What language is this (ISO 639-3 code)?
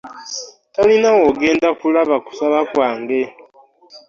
lug